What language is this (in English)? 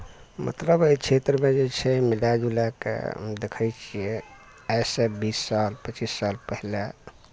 Maithili